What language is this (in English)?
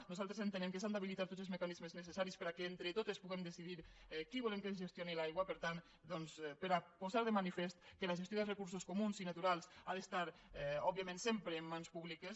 Catalan